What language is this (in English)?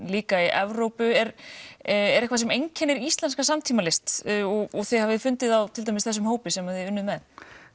Icelandic